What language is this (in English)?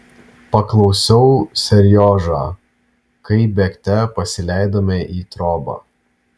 Lithuanian